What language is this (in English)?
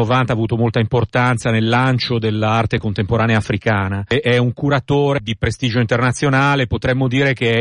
Italian